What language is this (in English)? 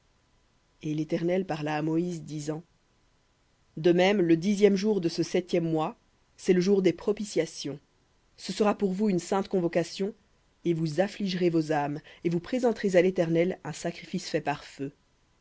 French